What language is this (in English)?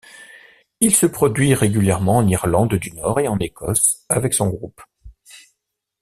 French